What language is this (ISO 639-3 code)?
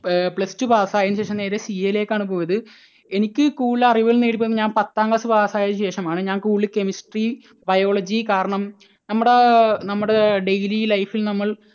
mal